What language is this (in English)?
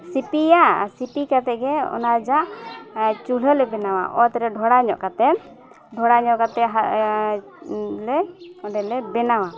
Santali